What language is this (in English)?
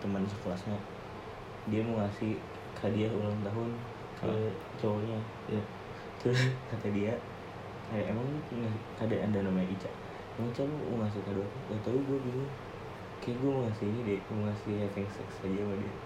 Indonesian